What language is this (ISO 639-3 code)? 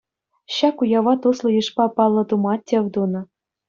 chv